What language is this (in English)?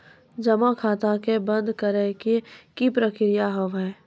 Maithili